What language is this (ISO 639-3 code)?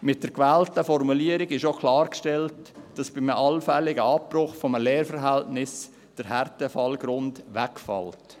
gsw